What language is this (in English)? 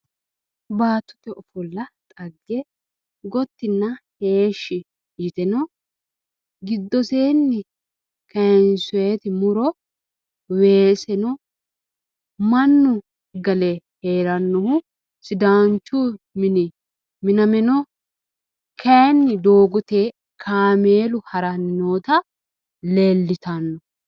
Sidamo